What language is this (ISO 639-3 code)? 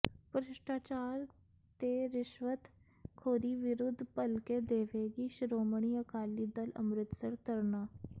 pan